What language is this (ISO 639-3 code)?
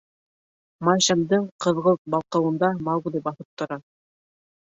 bak